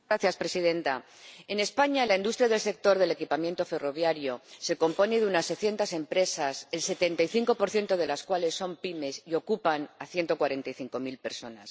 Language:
Spanish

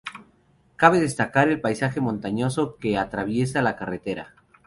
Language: Spanish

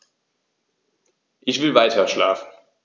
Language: German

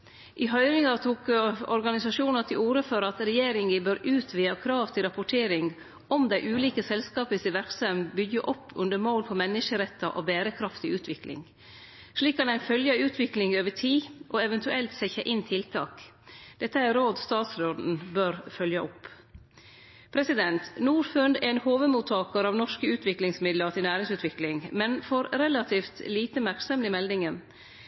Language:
Norwegian Nynorsk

